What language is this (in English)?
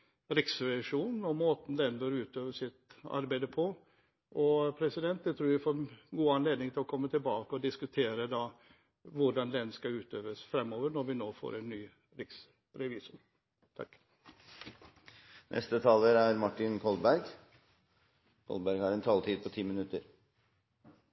Norwegian Bokmål